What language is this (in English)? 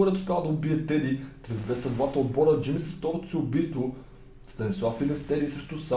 Bulgarian